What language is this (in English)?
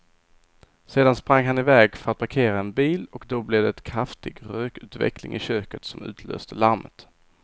Swedish